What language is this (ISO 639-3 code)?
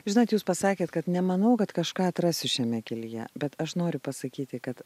lit